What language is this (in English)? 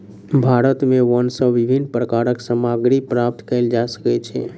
Maithili